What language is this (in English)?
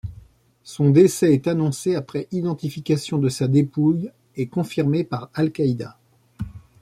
French